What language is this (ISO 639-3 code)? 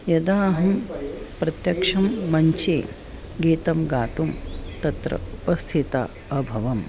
san